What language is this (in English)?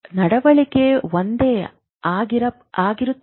Kannada